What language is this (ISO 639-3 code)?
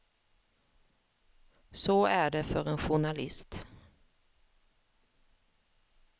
swe